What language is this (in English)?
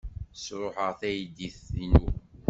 Kabyle